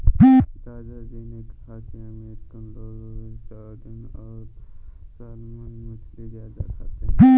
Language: Hindi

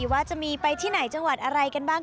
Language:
Thai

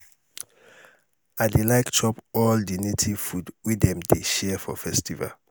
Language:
Nigerian Pidgin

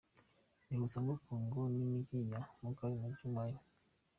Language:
Kinyarwanda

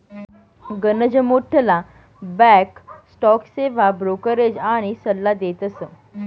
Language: Marathi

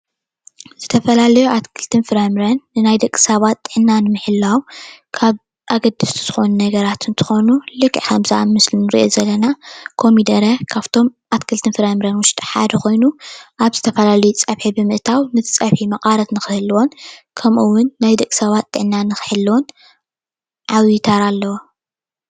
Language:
Tigrinya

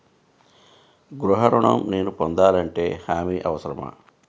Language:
Telugu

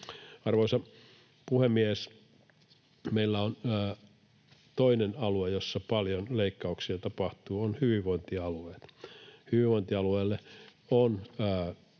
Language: Finnish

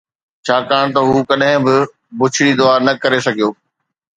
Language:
Sindhi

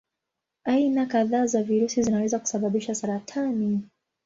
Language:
Swahili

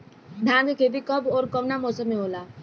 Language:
Bhojpuri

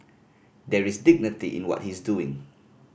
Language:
English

